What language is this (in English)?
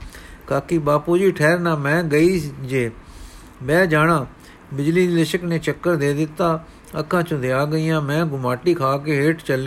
Punjabi